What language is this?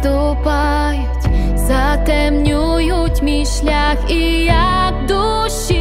Ukrainian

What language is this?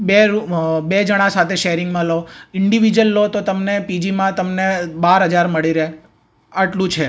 Gujarati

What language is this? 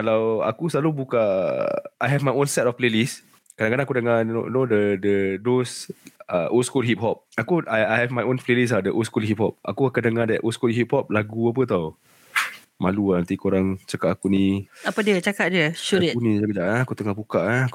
Malay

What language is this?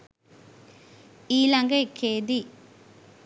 Sinhala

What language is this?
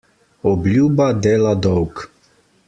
Slovenian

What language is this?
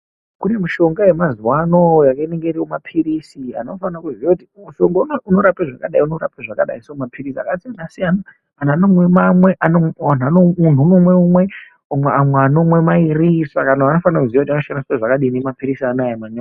Ndau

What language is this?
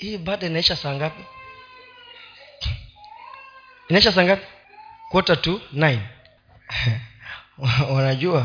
Swahili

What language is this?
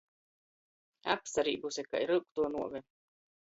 Latgalian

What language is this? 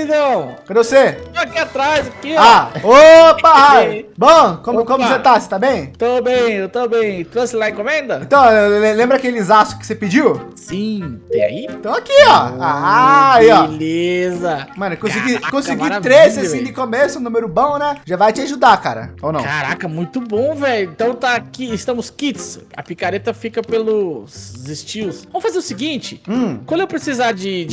Portuguese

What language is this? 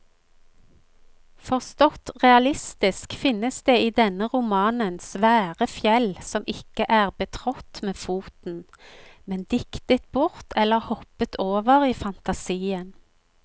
Norwegian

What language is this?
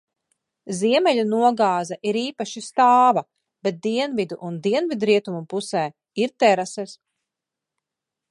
Latvian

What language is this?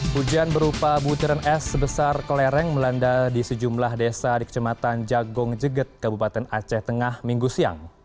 Indonesian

